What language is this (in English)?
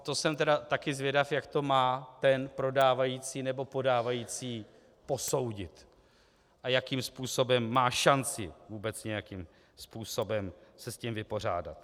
Czech